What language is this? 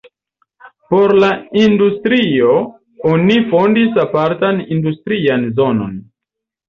Esperanto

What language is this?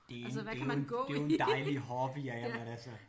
Danish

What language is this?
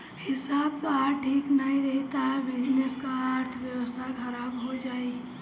Bhojpuri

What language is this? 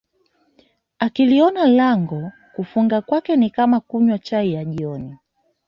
Swahili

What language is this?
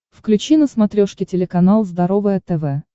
Russian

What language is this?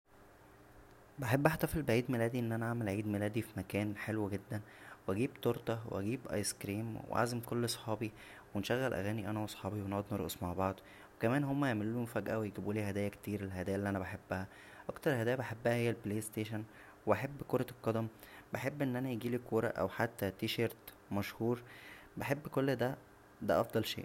Egyptian Arabic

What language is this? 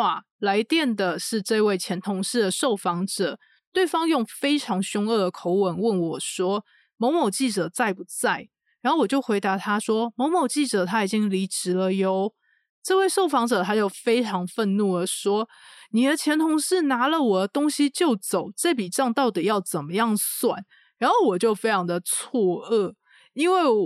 Chinese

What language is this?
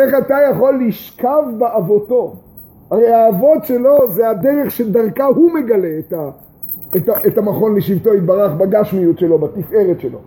Hebrew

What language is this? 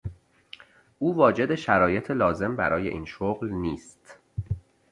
Persian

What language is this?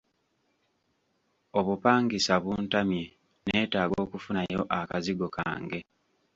Ganda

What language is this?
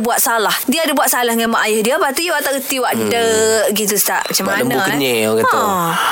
Malay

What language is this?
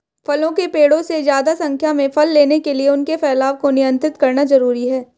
Hindi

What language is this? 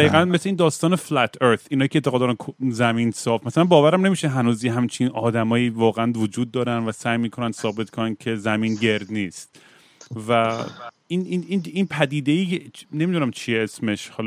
Persian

